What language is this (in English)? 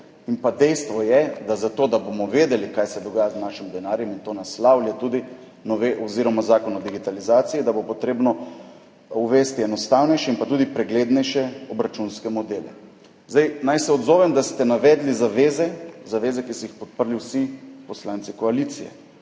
Slovenian